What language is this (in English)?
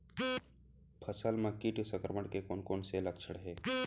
Chhattisgarhi